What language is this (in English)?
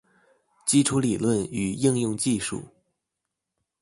Chinese